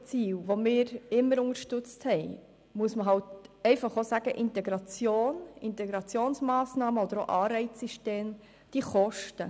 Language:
Swiss German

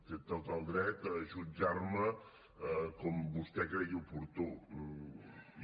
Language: Catalan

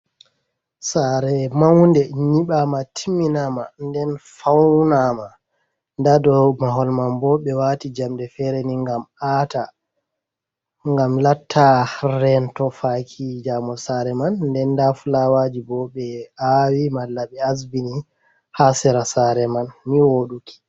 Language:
Fula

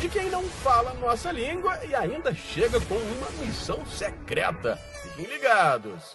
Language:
Portuguese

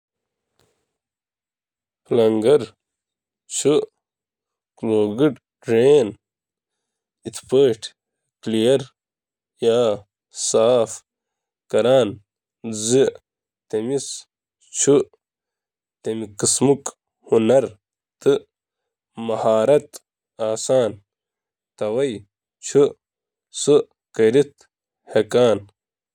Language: Kashmiri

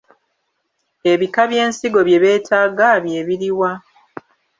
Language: Ganda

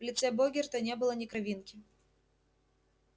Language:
Russian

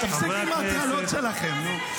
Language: Hebrew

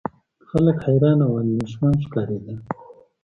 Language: Pashto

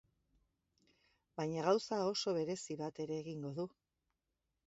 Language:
Basque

